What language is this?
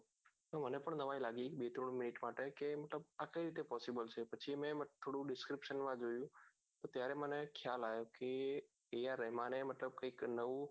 Gujarati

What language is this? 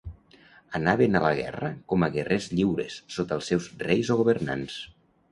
Catalan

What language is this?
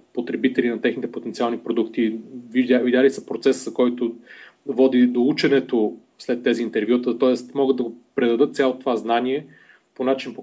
Bulgarian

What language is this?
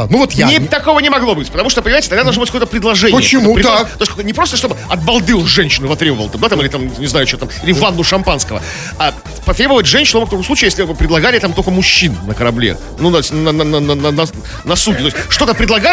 Russian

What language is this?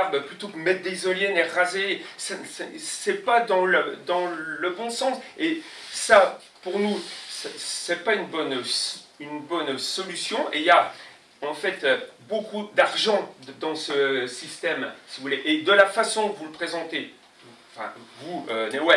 French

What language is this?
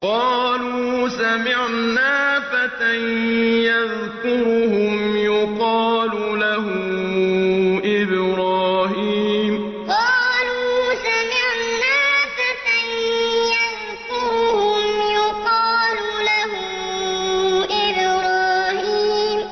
Arabic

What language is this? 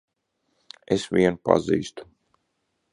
Latvian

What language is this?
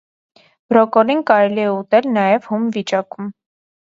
Armenian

